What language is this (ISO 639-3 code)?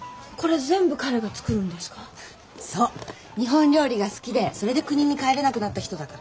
jpn